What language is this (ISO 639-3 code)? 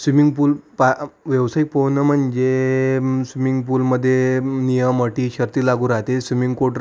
mar